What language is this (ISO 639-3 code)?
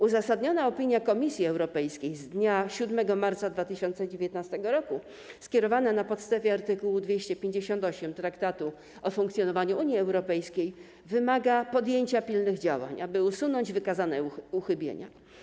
pol